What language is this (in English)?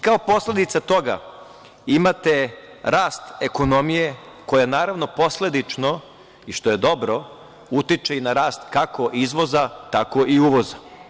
Serbian